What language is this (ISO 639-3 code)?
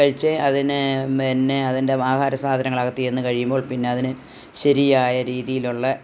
mal